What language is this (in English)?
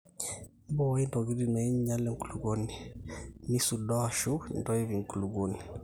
Masai